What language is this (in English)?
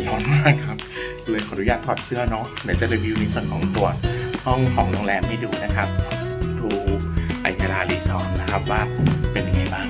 Thai